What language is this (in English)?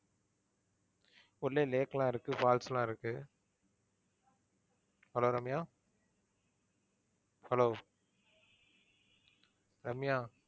Tamil